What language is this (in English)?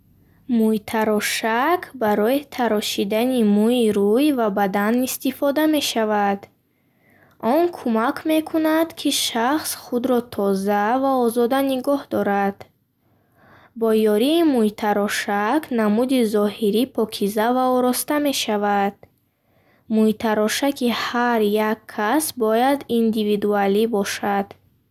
Bukharic